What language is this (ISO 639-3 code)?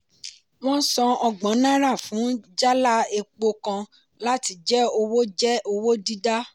yor